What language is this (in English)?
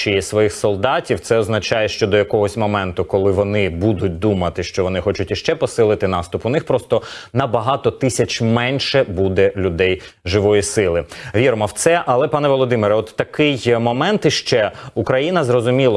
Ukrainian